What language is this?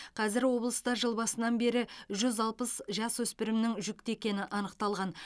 Kazakh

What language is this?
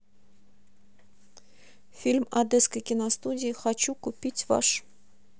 Russian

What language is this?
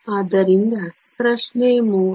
Kannada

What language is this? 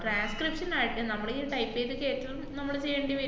Malayalam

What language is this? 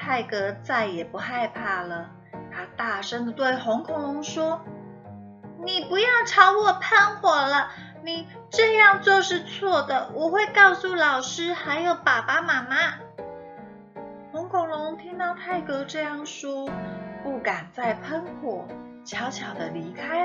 Chinese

